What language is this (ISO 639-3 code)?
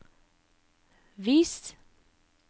nor